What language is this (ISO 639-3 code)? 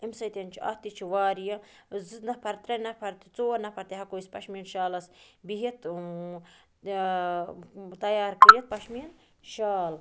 kas